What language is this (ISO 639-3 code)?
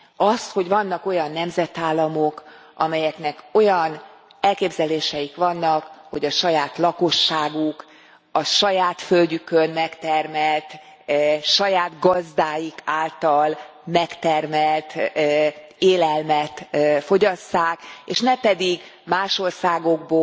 hun